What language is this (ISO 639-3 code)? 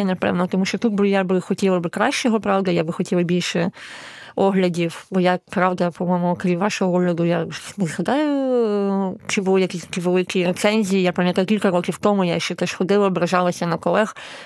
ukr